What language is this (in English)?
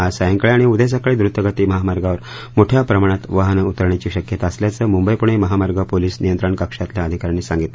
Marathi